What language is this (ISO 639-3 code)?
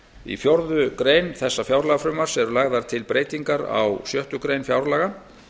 isl